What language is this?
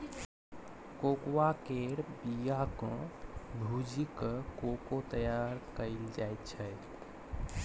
Maithili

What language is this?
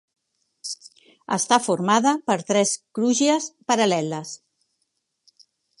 Catalan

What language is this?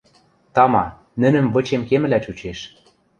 Western Mari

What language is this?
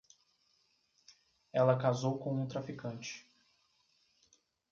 Portuguese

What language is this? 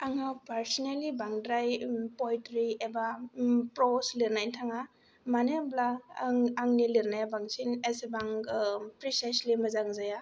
Bodo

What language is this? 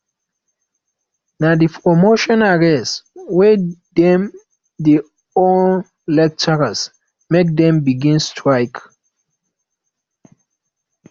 Nigerian Pidgin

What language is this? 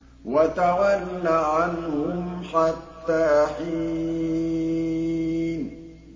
Arabic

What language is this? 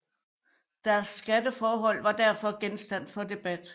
Danish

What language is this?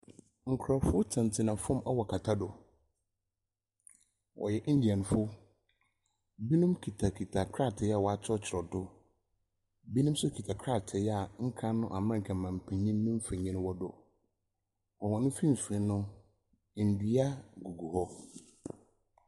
Akan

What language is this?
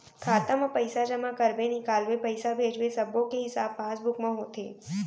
Chhattisgarhi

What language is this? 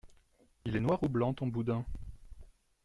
French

